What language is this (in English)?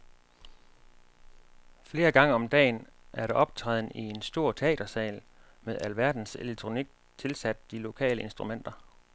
Danish